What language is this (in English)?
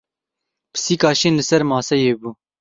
Kurdish